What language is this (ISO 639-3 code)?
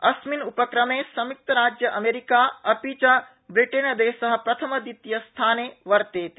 san